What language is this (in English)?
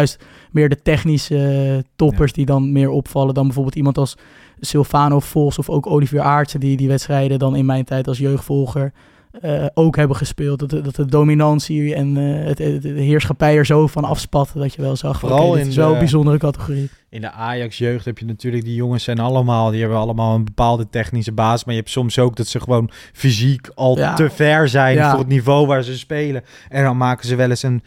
Dutch